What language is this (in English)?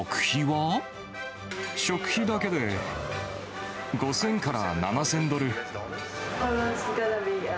Japanese